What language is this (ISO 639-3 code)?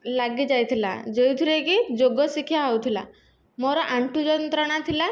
ori